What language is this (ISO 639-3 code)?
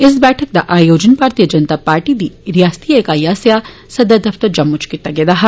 doi